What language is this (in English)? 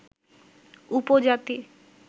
Bangla